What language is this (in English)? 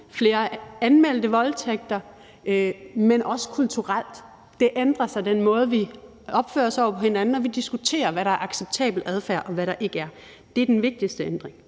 Danish